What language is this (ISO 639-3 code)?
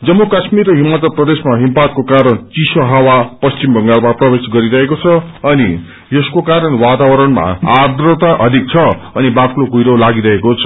nep